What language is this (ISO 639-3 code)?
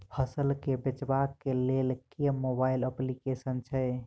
mai